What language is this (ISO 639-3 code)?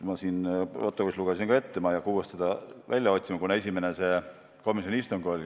est